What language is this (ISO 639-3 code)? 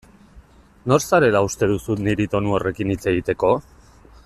eus